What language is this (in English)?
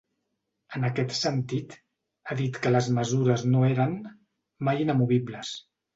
Catalan